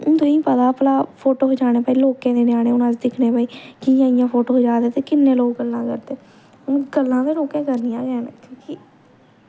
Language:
Dogri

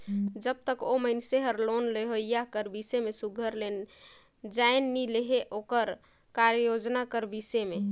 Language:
Chhattisgarhi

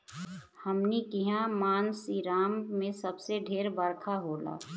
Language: Bhojpuri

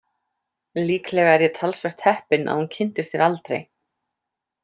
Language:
Icelandic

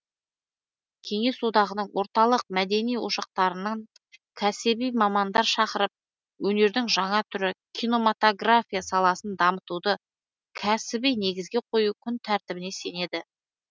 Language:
Kazakh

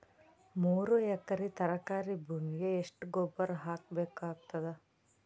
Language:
Kannada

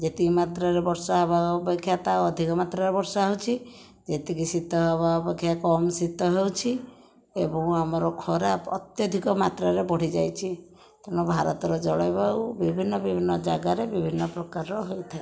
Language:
Odia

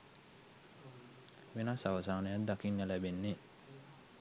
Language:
Sinhala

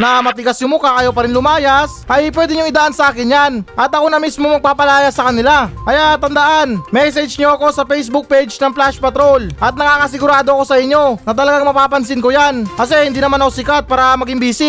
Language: Filipino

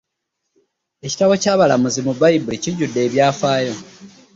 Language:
Ganda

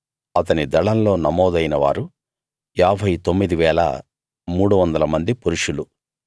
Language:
Telugu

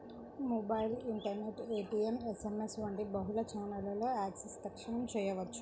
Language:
Telugu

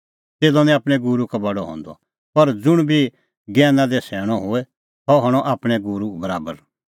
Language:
Kullu Pahari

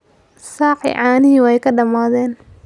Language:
Somali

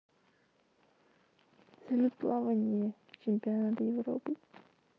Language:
Russian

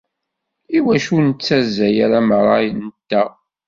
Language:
Kabyle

